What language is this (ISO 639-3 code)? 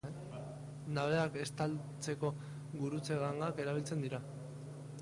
eus